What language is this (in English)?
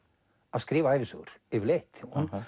Icelandic